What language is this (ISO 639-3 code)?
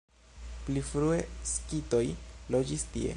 epo